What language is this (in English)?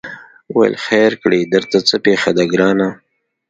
Pashto